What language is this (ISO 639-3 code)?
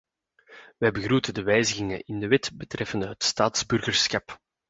nld